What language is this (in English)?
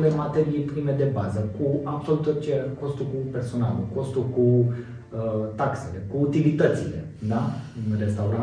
Romanian